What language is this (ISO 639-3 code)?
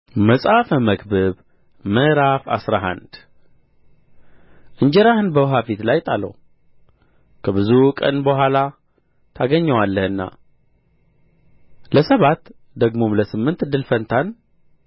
amh